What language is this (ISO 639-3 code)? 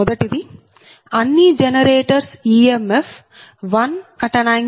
tel